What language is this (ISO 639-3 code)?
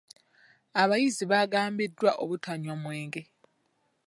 lug